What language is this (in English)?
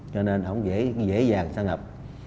Vietnamese